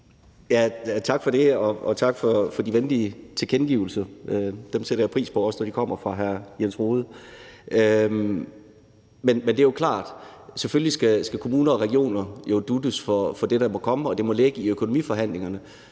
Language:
Danish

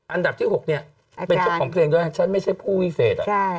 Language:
Thai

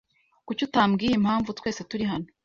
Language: Kinyarwanda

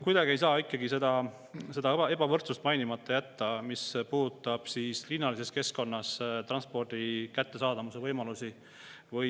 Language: Estonian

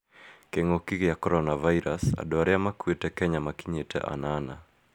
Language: Kikuyu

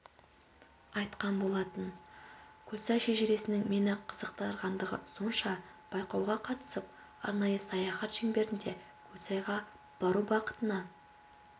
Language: Kazakh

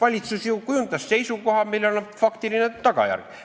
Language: Estonian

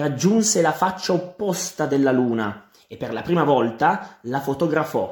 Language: Italian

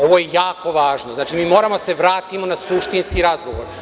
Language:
Serbian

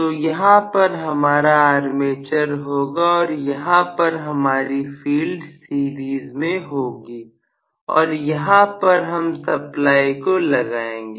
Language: Hindi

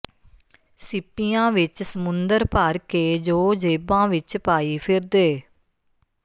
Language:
Punjabi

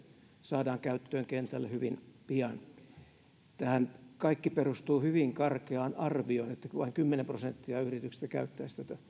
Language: Finnish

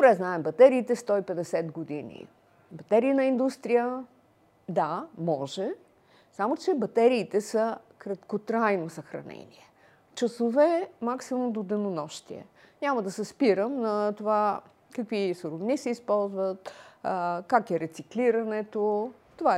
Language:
Bulgarian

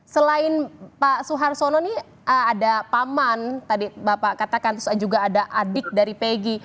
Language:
Indonesian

